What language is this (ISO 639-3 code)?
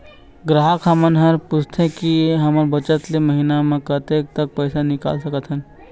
hne